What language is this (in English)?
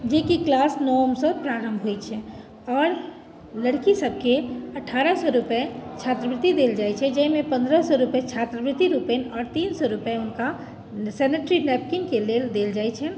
Maithili